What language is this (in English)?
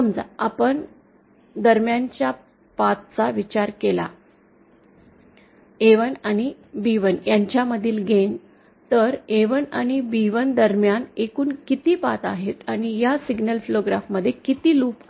Marathi